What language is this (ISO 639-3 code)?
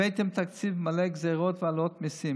heb